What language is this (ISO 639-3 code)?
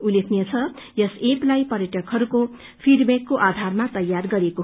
nep